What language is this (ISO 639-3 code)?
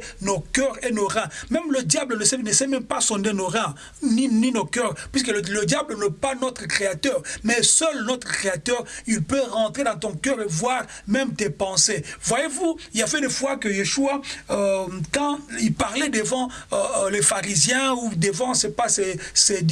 fra